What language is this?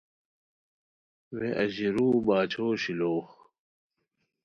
Khowar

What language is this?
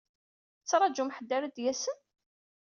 Kabyle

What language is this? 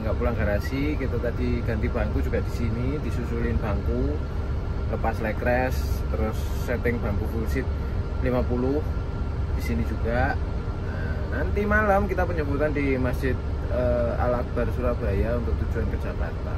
Indonesian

